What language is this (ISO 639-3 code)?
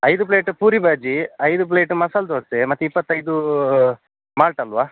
kan